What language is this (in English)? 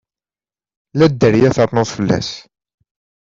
Kabyle